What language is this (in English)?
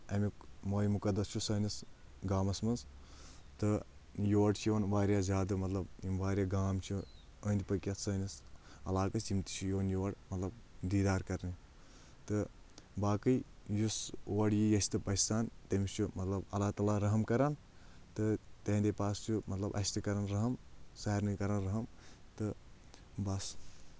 Kashmiri